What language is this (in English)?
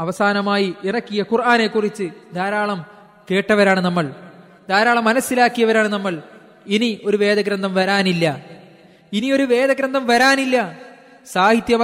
Malayalam